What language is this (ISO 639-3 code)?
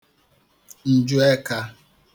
ibo